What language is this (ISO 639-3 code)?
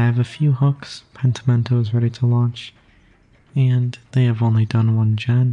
eng